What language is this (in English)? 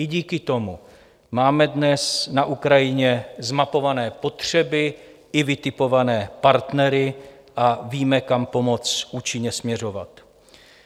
Czech